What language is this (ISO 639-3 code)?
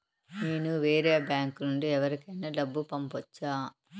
tel